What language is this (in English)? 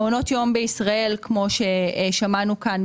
Hebrew